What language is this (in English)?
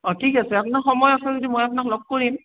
Assamese